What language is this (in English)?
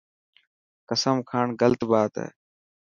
Dhatki